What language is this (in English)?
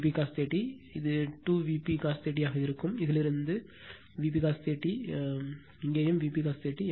Tamil